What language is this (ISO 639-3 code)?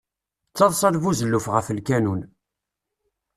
kab